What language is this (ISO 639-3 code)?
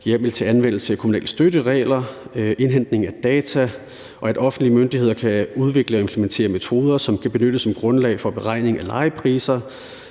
dan